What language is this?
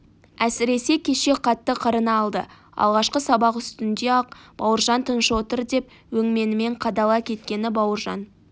Kazakh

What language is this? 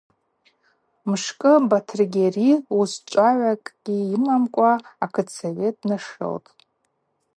Abaza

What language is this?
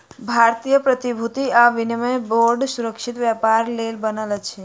Maithili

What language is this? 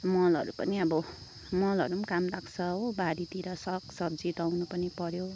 Nepali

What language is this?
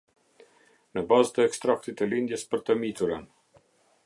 Albanian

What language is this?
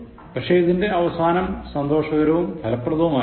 Malayalam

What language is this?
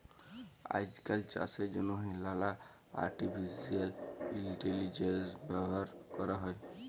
Bangla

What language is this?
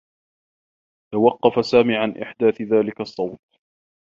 Arabic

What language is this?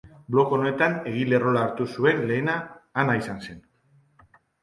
Basque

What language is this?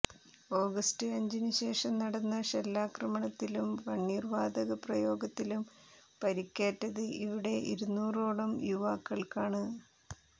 Malayalam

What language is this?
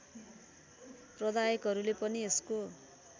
Nepali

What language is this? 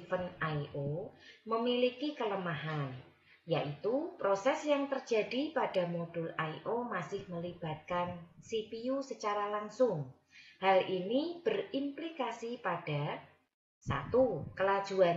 Indonesian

